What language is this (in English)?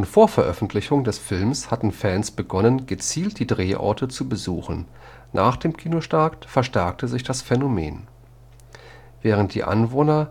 German